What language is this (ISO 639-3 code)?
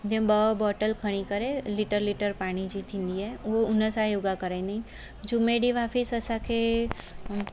snd